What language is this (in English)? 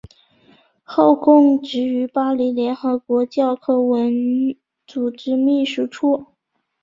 Chinese